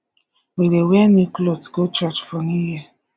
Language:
Nigerian Pidgin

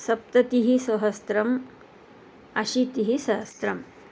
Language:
Sanskrit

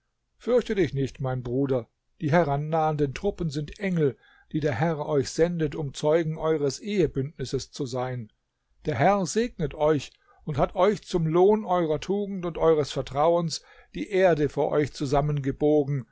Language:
German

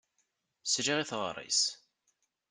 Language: Kabyle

